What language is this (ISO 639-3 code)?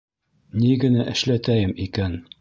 bak